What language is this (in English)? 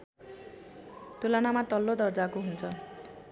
Nepali